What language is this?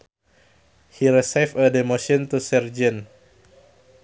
Sundanese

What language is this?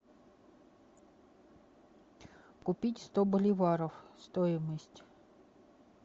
Russian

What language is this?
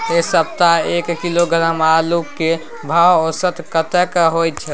Maithili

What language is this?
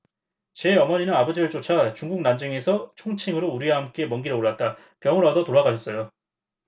Korean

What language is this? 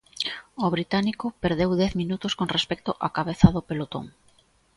Galician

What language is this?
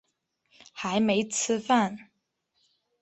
Chinese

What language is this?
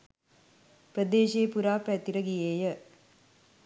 Sinhala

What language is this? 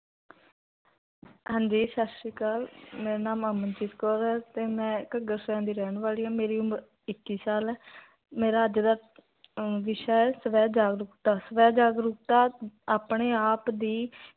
Punjabi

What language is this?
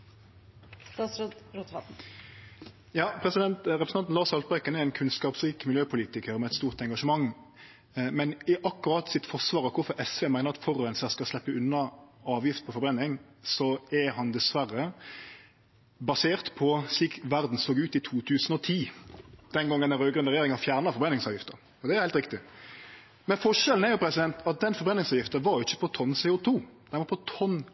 Norwegian Nynorsk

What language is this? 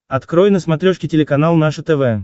Russian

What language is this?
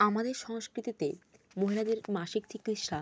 Bangla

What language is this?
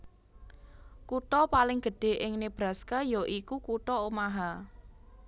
Javanese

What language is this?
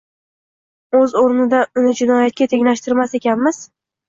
Uzbek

